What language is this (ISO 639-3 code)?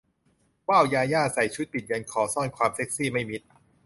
tha